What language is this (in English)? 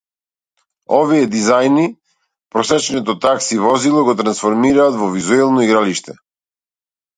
Macedonian